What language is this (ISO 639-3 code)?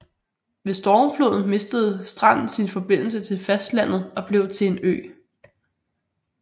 dan